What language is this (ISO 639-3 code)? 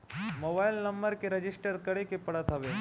bho